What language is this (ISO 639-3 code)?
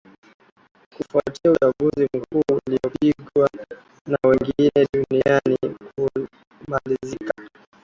swa